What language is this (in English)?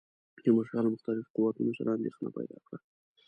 Pashto